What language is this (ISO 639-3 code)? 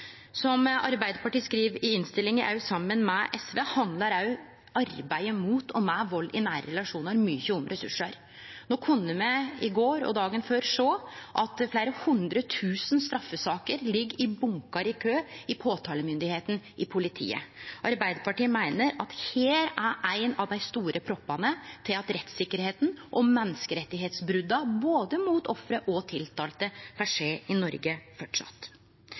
nno